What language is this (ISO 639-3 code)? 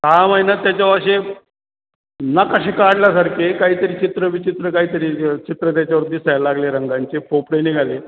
mar